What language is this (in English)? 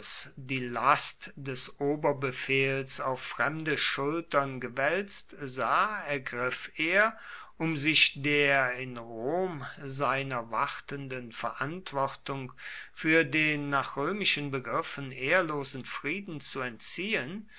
German